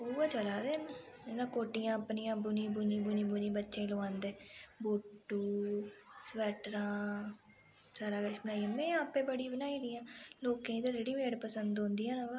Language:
Dogri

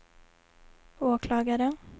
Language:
Swedish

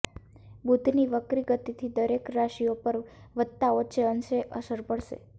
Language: Gujarati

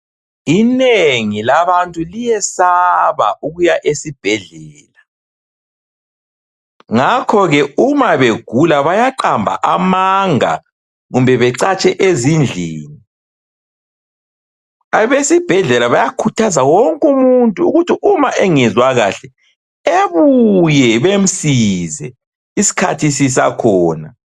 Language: North Ndebele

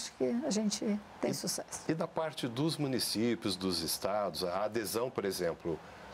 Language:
Portuguese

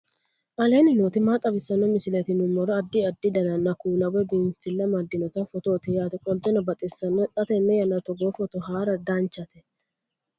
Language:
Sidamo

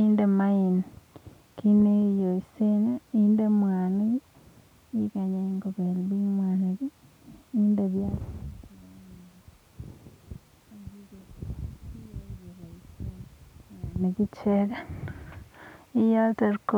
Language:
Kalenjin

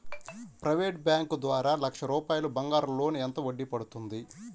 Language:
Telugu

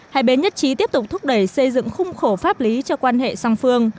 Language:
Vietnamese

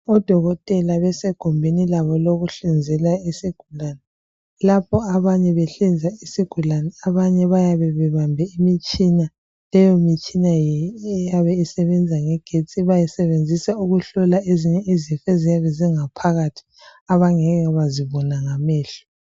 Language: North Ndebele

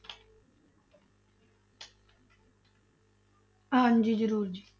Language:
Punjabi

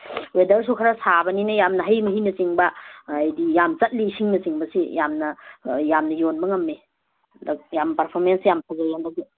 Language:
Manipuri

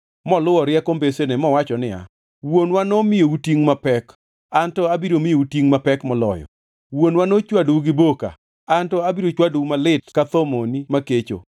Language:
Luo (Kenya and Tanzania)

